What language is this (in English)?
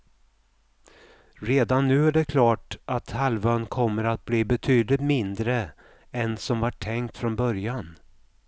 Swedish